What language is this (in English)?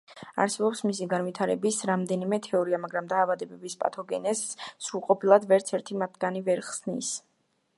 Georgian